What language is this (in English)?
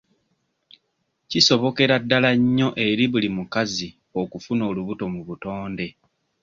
Ganda